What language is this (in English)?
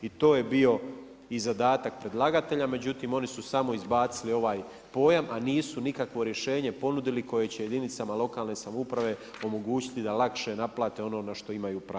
Croatian